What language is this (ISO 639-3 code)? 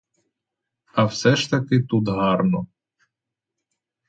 ukr